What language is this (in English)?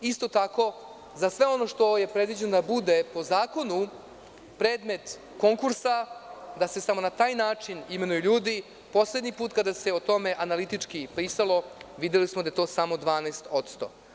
Serbian